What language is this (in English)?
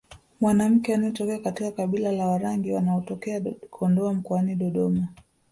Swahili